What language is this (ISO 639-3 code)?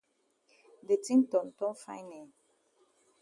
wes